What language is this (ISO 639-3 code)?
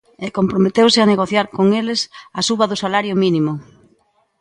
glg